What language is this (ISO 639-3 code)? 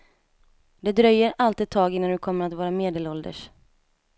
swe